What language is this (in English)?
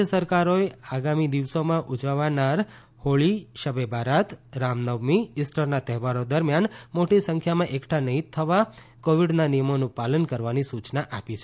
Gujarati